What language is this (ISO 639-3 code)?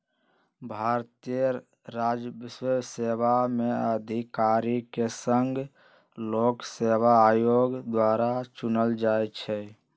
mag